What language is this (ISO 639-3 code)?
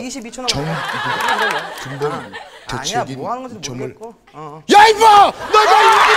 kor